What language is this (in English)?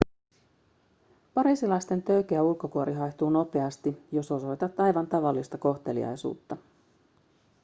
Finnish